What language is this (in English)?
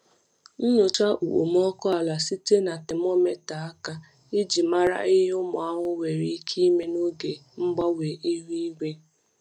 Igbo